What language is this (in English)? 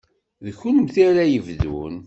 Kabyle